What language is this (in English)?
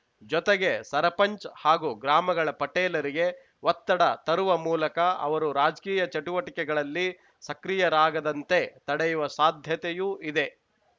Kannada